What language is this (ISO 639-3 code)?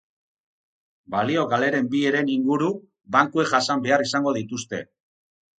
eus